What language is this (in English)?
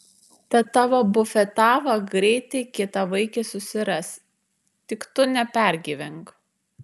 Lithuanian